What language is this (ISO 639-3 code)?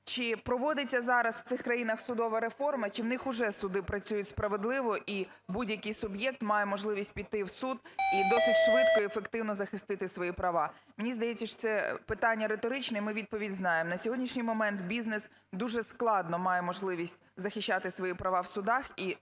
ukr